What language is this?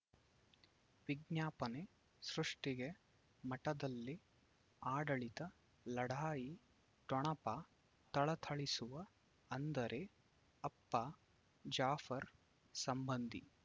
Kannada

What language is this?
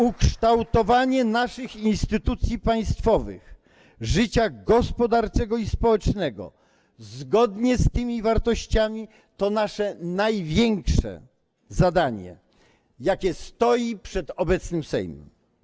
Polish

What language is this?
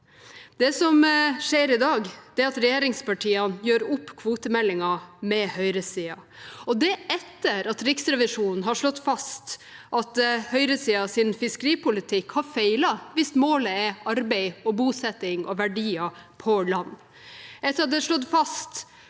Norwegian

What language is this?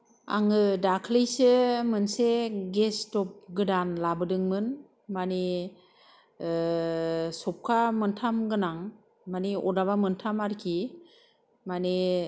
Bodo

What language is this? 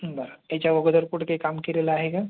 Marathi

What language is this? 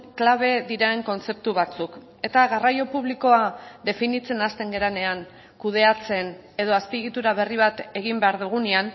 Basque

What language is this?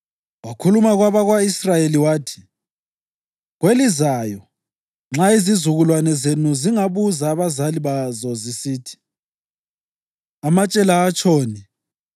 North Ndebele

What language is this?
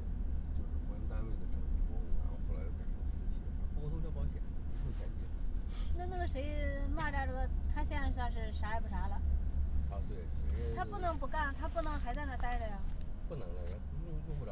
Chinese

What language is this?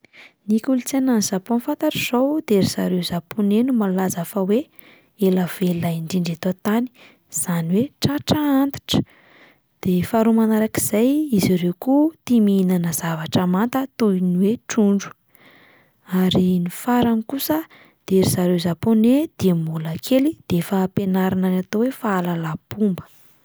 Malagasy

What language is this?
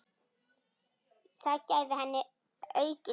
Icelandic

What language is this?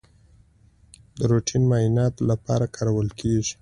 Pashto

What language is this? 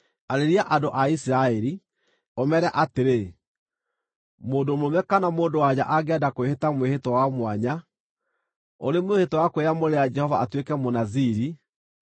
Kikuyu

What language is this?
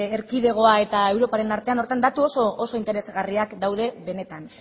Basque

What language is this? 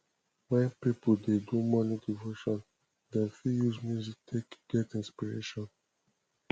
Nigerian Pidgin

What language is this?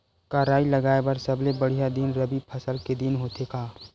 Chhattisgarhi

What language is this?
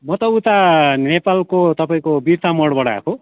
Nepali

